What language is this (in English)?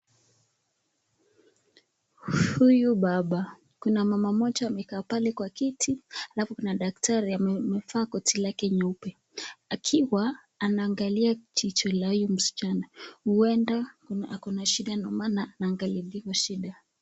Swahili